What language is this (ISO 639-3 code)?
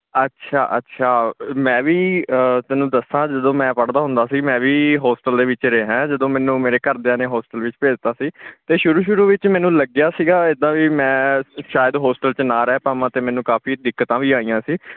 pan